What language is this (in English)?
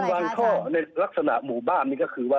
Thai